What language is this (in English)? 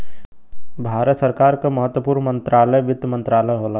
Bhojpuri